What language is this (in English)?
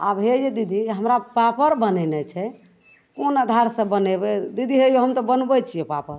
Maithili